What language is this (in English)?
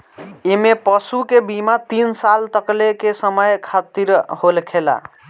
Bhojpuri